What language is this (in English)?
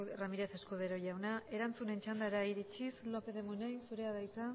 Basque